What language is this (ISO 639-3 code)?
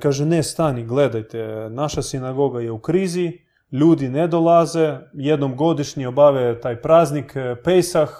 hrv